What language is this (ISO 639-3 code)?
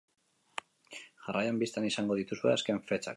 eus